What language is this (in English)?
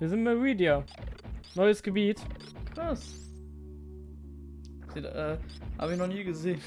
German